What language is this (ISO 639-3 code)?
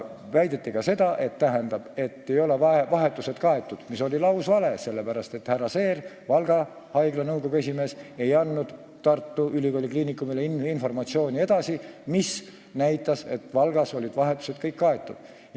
est